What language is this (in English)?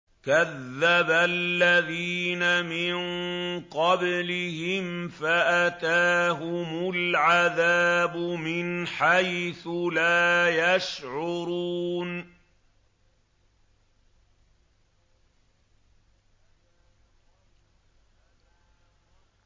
Arabic